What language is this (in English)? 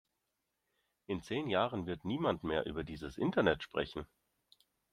German